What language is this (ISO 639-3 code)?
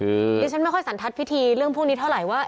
tha